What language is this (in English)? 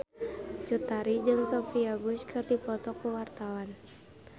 Sundanese